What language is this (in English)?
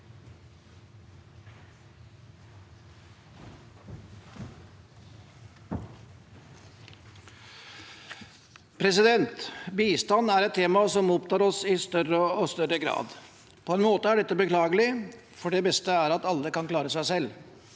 Norwegian